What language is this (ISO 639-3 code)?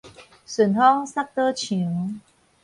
nan